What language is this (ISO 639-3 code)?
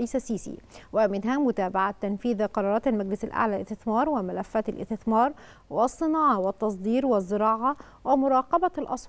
ara